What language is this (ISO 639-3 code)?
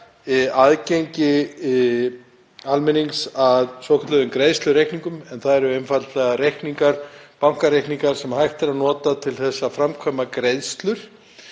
isl